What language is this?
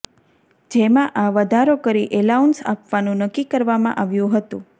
Gujarati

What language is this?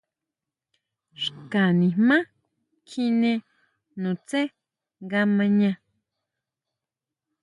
Huautla Mazatec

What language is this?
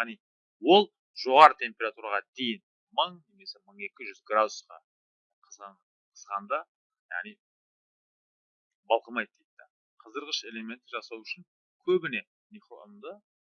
Russian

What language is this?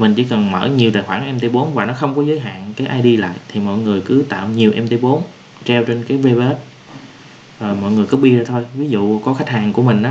Vietnamese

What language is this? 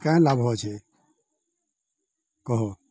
Odia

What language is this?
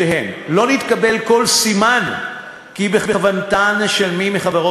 Hebrew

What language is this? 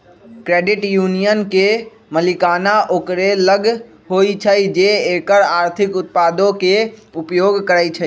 Magahi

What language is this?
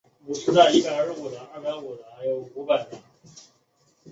Chinese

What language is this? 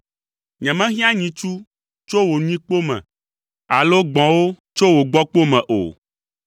Ewe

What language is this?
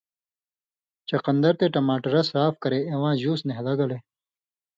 Indus Kohistani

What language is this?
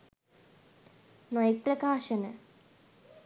Sinhala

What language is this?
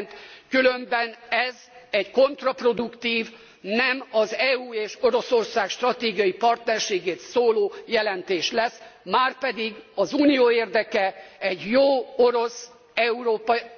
Hungarian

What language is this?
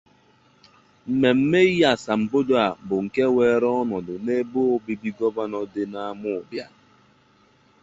Igbo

